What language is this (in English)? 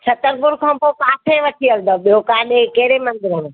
Sindhi